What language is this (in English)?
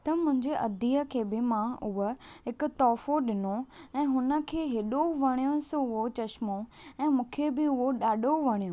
Sindhi